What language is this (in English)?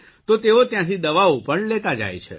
Gujarati